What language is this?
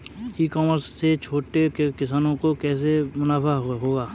Hindi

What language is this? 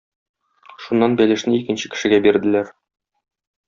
Tatar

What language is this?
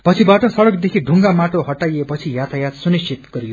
Nepali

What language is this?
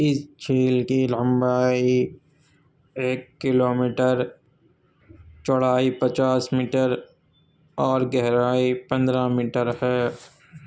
Urdu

